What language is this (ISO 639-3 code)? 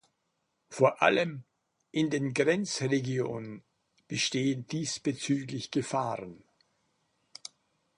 deu